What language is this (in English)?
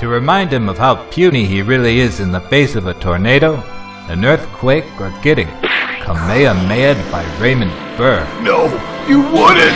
English